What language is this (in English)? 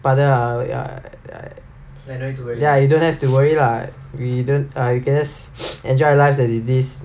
English